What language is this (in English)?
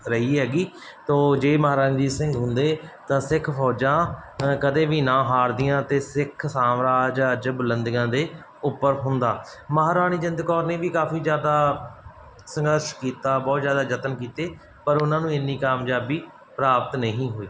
Punjabi